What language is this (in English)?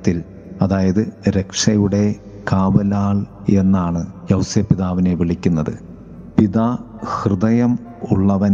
Malayalam